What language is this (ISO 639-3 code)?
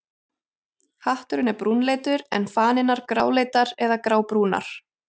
isl